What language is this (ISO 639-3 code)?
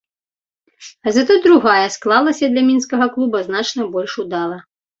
bel